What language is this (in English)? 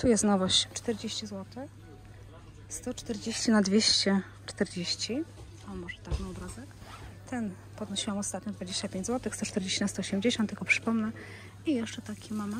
Polish